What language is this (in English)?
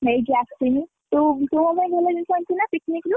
Odia